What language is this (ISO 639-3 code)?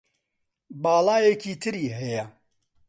ckb